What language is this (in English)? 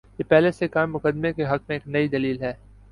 Urdu